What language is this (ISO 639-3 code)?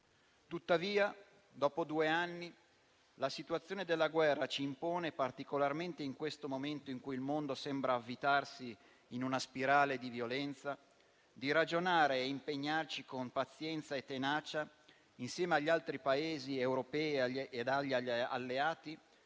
ita